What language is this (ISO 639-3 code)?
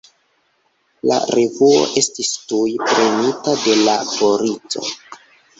epo